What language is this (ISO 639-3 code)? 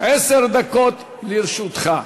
heb